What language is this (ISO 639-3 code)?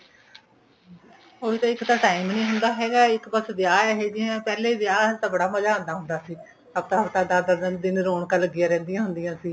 pan